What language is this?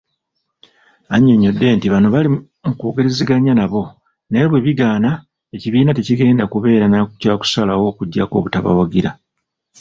Ganda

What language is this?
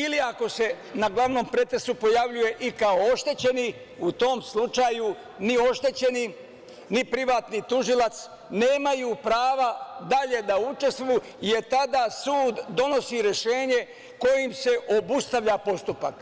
Serbian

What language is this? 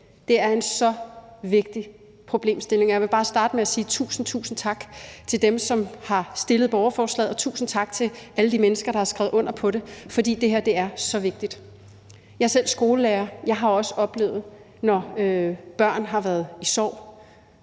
Danish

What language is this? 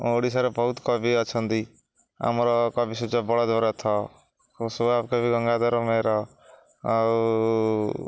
Odia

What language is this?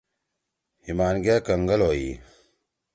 Torwali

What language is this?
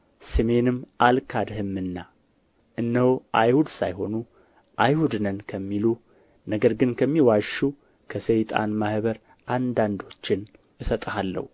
Amharic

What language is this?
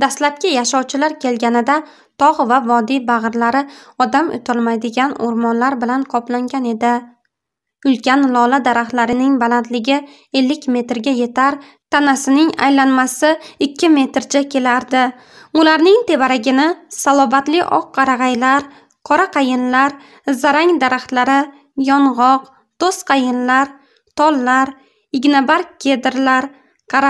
Turkish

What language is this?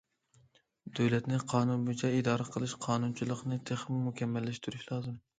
Uyghur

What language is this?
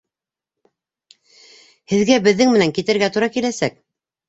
Bashkir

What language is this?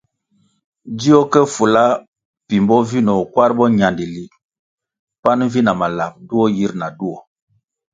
Kwasio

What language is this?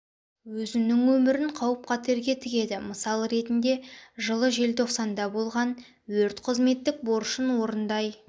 Kazakh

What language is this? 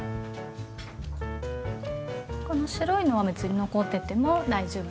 Japanese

